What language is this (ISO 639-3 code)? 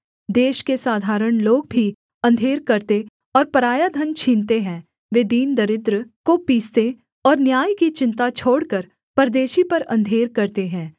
hin